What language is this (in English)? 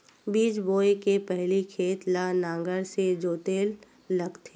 Chhattisgarhi